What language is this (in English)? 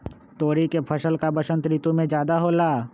Magahi